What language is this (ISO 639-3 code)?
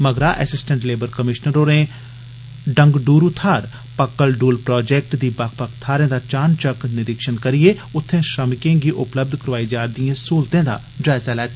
doi